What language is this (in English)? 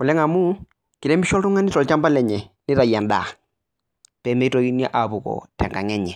Masai